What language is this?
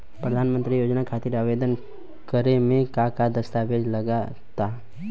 Bhojpuri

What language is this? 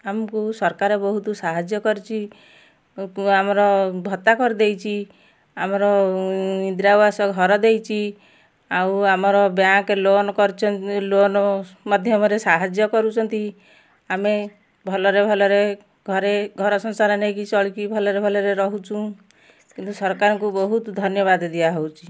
Odia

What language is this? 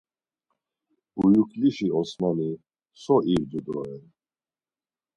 Laz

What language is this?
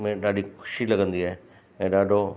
Sindhi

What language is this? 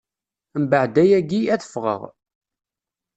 Kabyle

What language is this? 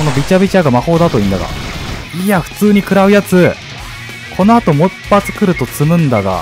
Japanese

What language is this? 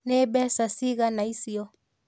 Kikuyu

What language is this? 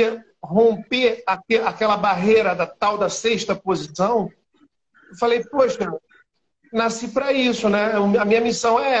Portuguese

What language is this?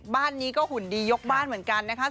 Thai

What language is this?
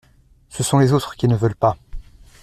French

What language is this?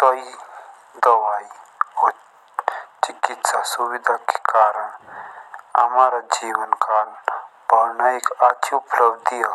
Jaunsari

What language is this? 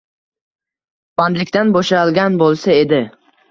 Uzbek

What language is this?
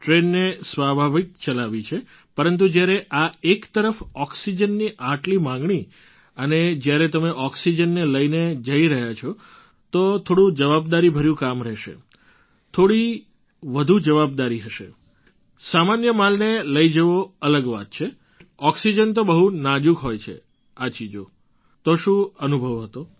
Gujarati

